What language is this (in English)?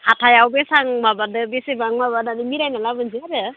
Bodo